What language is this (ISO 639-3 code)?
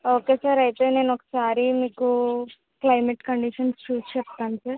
tel